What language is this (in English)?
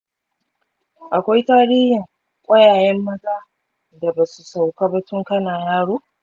Hausa